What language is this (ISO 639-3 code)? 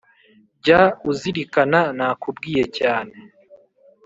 kin